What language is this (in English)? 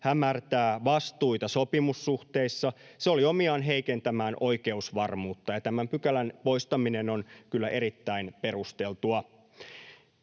Finnish